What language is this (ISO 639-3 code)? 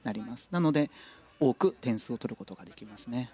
jpn